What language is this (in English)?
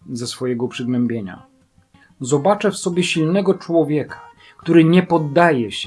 Polish